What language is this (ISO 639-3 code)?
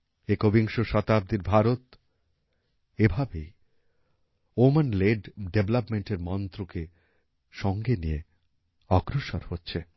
ben